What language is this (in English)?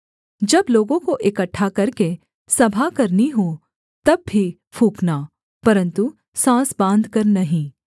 Hindi